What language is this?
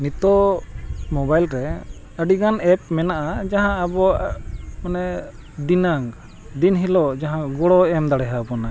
Santali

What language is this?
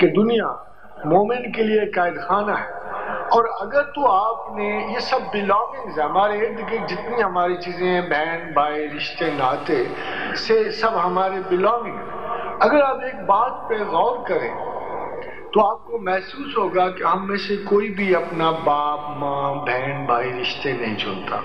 Hindi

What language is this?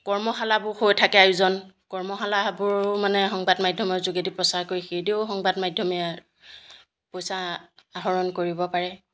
Assamese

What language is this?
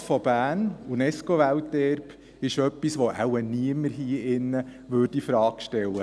Swiss German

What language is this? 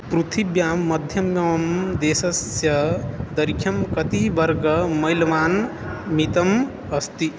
Sanskrit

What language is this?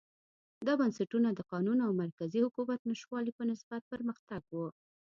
Pashto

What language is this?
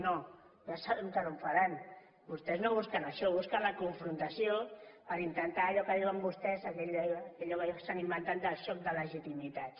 Catalan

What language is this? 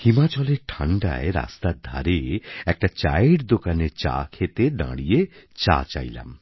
Bangla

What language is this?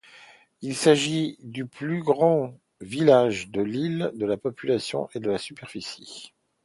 French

